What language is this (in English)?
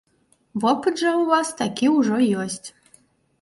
Belarusian